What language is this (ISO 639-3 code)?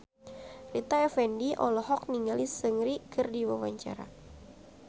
sun